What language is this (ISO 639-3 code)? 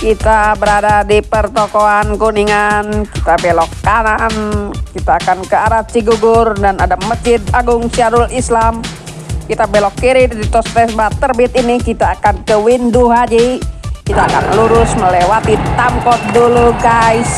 ind